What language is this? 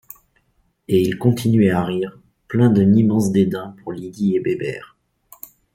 French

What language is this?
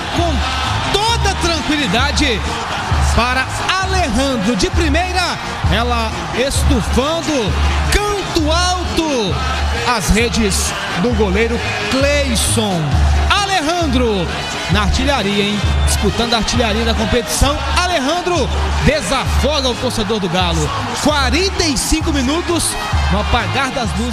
Portuguese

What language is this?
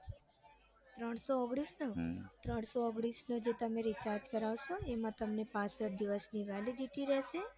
Gujarati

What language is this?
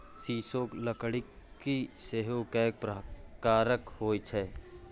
Maithili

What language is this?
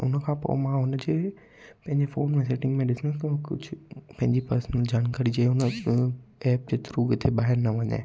Sindhi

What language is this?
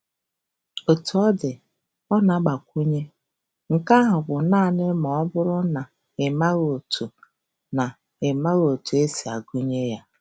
Igbo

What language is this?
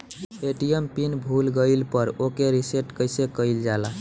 Bhojpuri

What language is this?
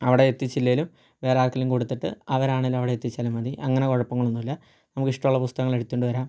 Malayalam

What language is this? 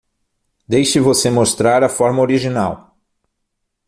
Portuguese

